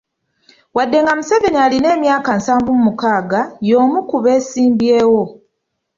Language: Ganda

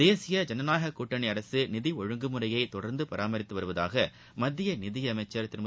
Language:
Tamil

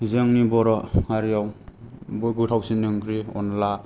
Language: Bodo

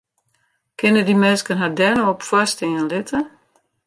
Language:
Western Frisian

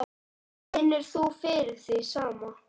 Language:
Icelandic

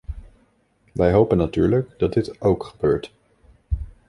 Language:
Dutch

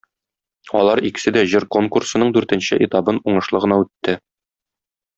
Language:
Tatar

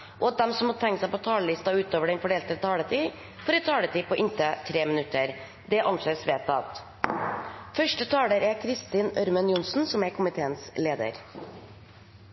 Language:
Norwegian Nynorsk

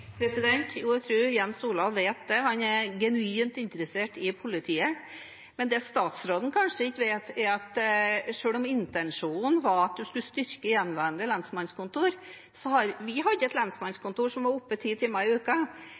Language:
Norwegian Bokmål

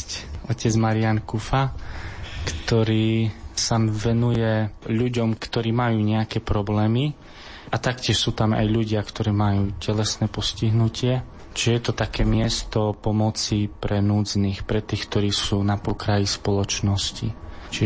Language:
Slovak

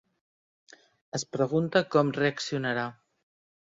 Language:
Catalan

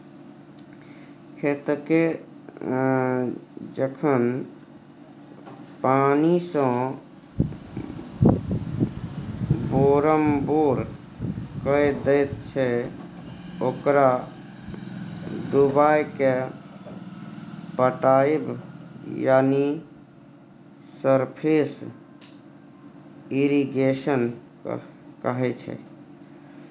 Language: Maithili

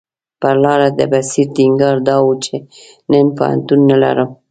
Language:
Pashto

